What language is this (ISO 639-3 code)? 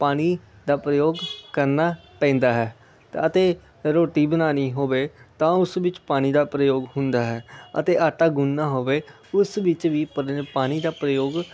pan